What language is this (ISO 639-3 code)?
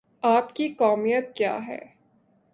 urd